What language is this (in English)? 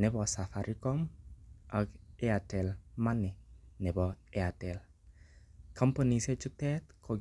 Kalenjin